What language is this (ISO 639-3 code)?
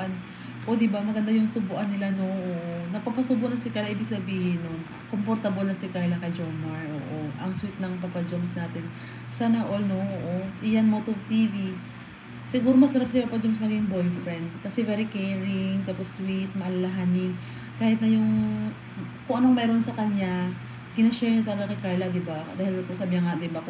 fil